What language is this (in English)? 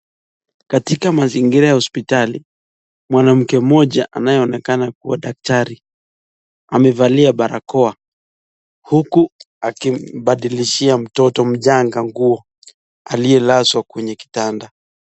Swahili